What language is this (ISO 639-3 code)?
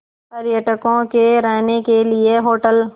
hin